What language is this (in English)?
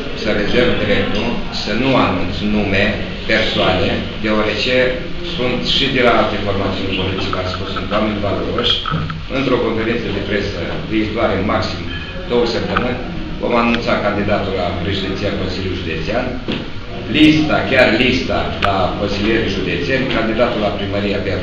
Romanian